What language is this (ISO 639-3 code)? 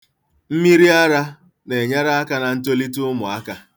ibo